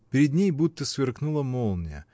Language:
Russian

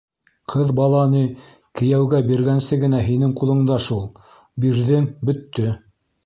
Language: Bashkir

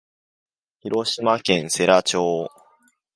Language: Japanese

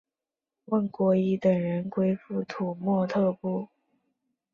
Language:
Chinese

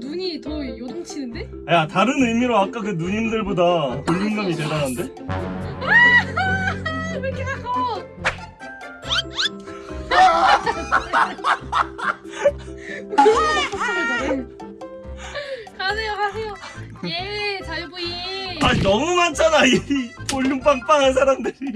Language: Korean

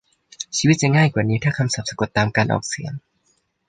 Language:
Thai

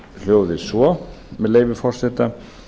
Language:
Icelandic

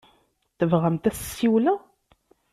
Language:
Kabyle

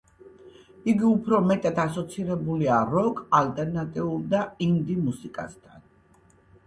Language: Georgian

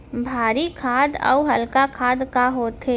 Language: Chhattisgarhi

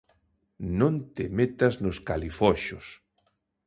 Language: Galician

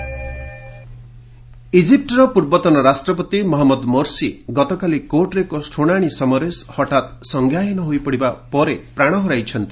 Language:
Odia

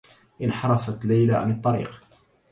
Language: Arabic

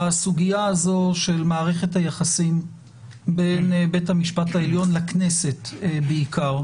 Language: Hebrew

